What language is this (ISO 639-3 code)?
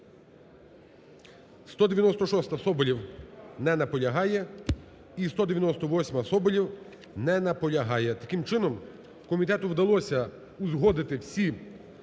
ukr